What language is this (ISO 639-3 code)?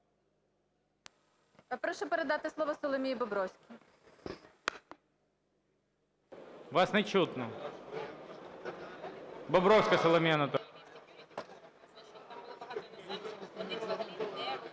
ukr